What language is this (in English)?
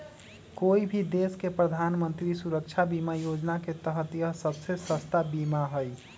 Magahi